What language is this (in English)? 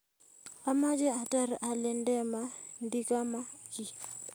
Kalenjin